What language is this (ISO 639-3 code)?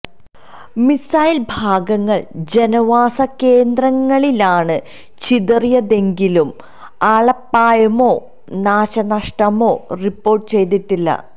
mal